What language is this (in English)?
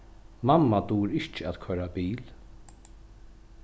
Faroese